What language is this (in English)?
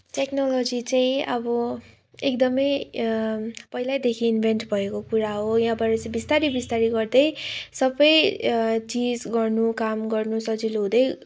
Nepali